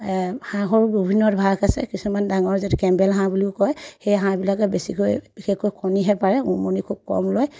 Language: Assamese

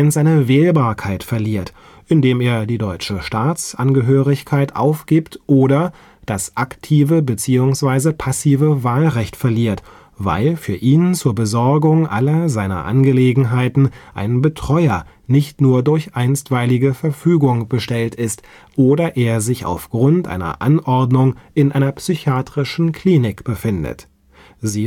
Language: German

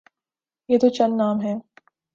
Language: Urdu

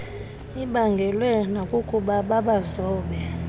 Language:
Xhosa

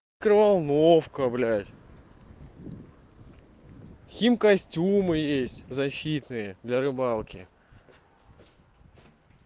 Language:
Russian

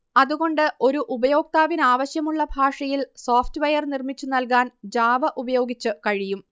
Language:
Malayalam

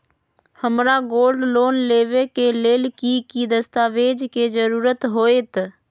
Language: Magahi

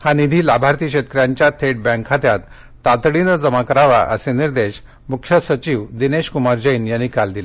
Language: Marathi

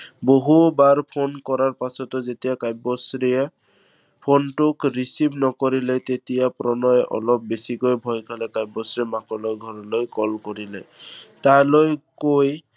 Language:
Assamese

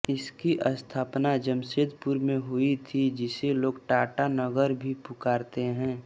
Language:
Hindi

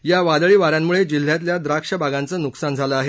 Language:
Marathi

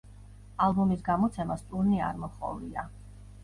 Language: Georgian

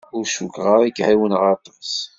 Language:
Kabyle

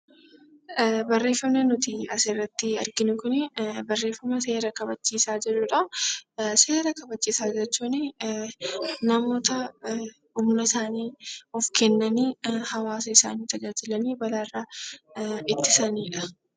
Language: Oromo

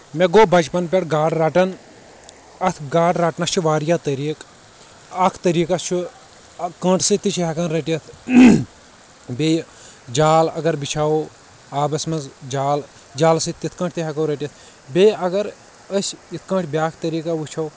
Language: Kashmiri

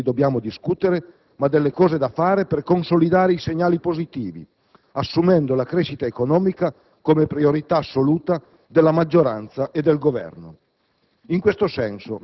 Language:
Italian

